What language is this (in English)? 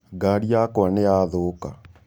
Kikuyu